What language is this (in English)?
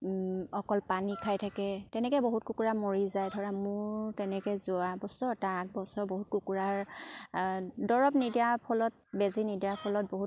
Assamese